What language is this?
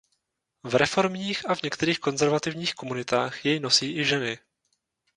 Czech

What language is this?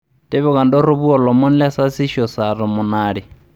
Masai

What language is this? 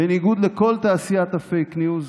Hebrew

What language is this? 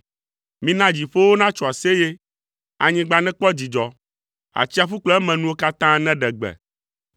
Ewe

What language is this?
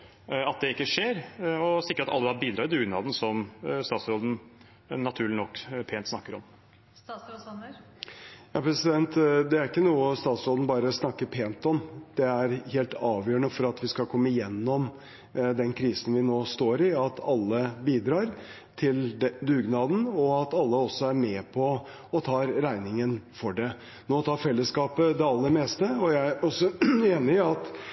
Norwegian Bokmål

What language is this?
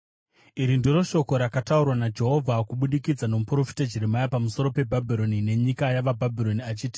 Shona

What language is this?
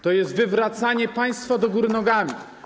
Polish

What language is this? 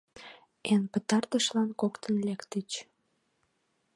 Mari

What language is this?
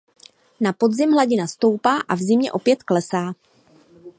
Czech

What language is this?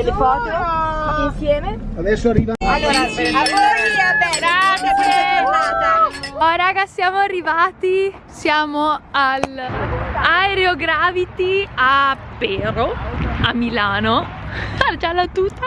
Italian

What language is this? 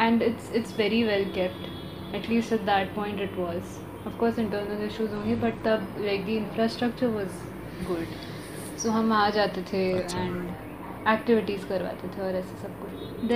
Hindi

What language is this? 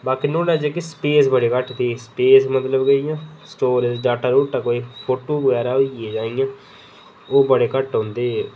Dogri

